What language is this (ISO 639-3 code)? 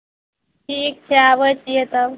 mai